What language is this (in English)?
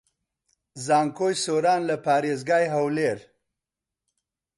Central Kurdish